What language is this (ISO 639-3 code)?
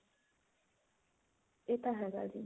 pan